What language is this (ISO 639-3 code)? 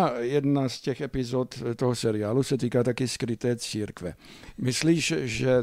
ces